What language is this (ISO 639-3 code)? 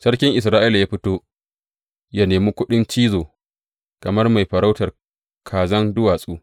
hau